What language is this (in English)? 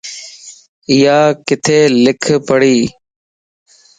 Lasi